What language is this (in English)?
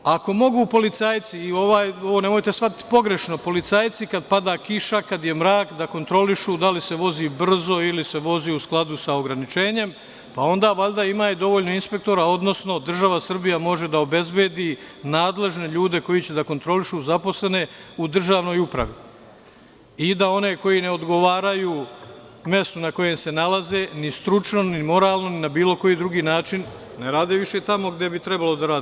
Serbian